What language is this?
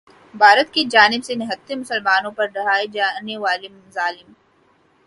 Urdu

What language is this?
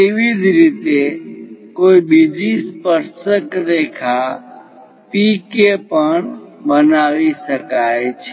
Gujarati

